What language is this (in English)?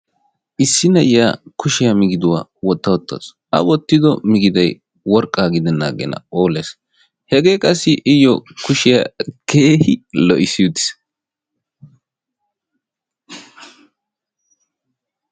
Wolaytta